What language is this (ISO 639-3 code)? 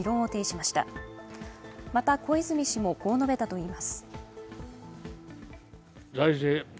jpn